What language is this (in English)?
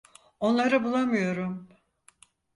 Turkish